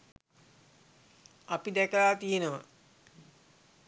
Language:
Sinhala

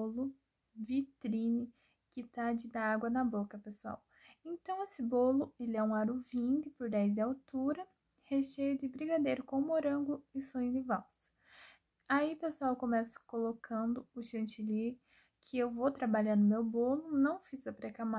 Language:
Portuguese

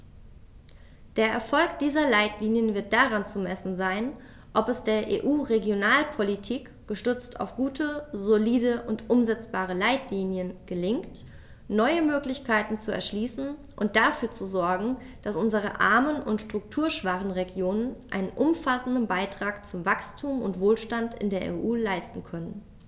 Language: German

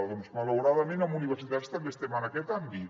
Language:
Catalan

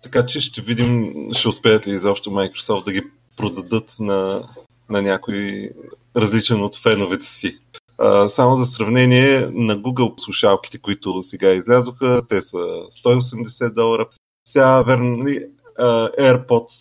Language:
Bulgarian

